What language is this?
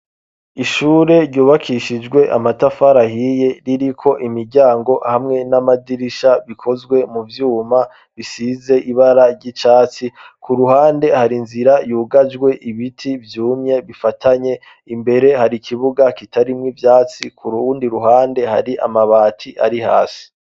Rundi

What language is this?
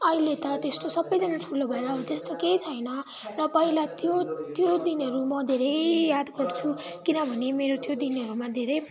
Nepali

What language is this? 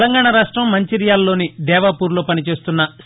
Telugu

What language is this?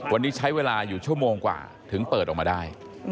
Thai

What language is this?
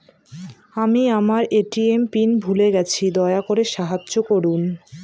Bangla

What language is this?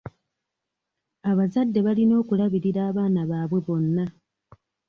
Ganda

